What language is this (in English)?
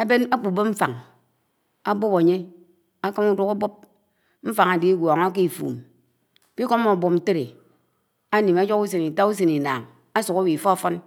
Anaang